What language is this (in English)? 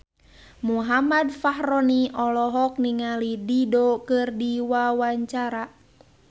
Sundanese